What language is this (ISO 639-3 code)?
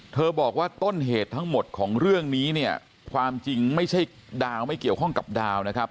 tha